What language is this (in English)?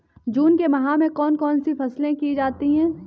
Hindi